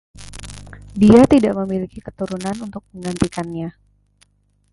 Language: Indonesian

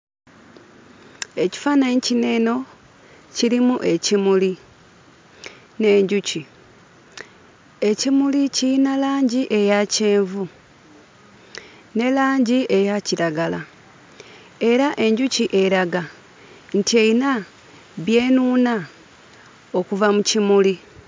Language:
Ganda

